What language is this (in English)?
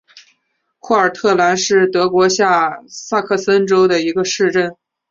Chinese